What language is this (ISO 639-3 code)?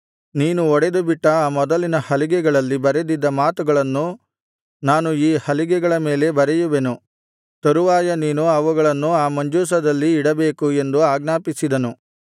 kan